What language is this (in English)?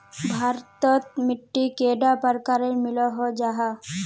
Magahi